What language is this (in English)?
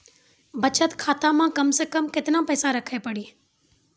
Maithili